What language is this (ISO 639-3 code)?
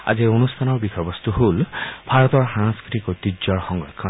asm